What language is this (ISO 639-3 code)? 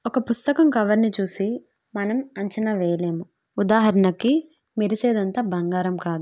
tel